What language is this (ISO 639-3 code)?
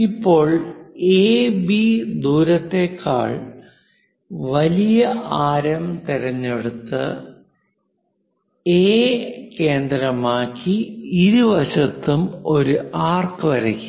mal